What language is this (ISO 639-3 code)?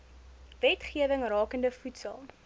afr